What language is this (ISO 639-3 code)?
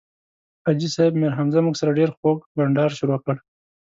pus